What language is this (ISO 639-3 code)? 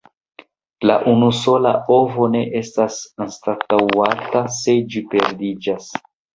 epo